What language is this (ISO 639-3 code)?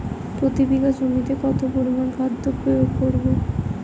ben